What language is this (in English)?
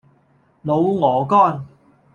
Cantonese